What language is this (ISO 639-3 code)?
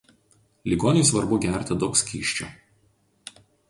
lit